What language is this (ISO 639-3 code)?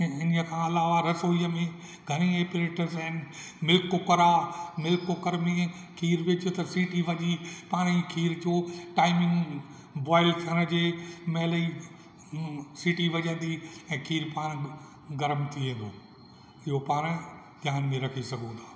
snd